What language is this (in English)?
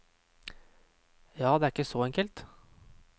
Norwegian